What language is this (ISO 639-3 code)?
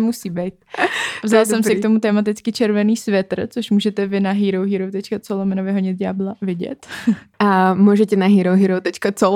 ces